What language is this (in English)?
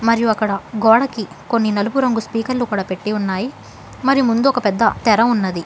Telugu